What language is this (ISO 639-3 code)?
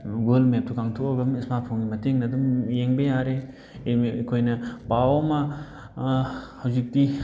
mni